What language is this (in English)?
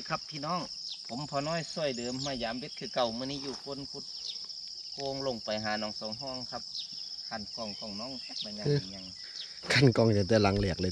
Thai